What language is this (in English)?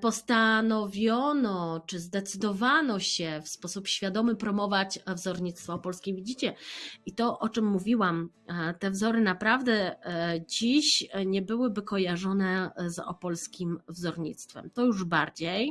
Polish